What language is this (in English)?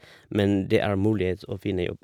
Norwegian